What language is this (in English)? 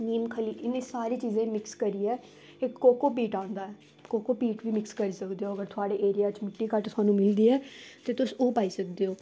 Dogri